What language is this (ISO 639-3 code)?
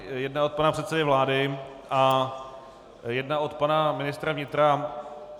ces